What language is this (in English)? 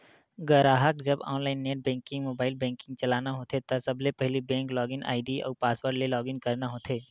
Chhattisgarhi